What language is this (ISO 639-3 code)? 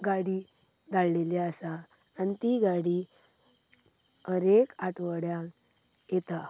kok